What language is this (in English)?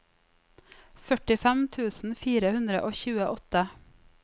Norwegian